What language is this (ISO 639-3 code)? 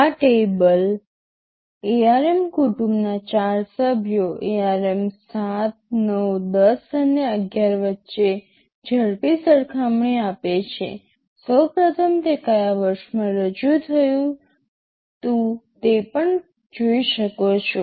guj